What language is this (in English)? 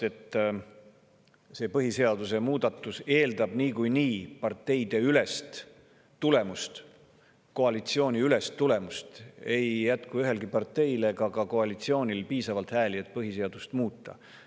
Estonian